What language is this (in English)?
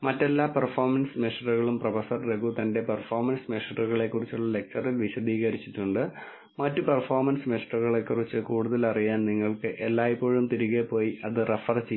Malayalam